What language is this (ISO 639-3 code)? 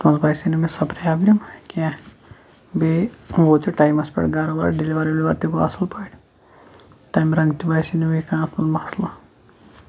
kas